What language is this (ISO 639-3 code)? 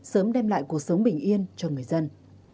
vie